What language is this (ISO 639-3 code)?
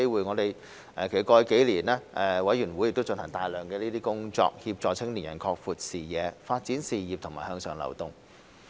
yue